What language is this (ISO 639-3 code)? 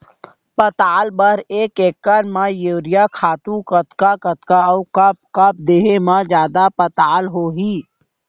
hne